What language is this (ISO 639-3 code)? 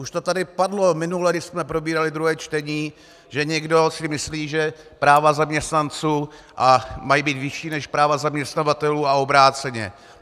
ces